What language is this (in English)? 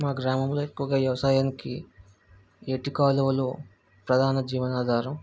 Telugu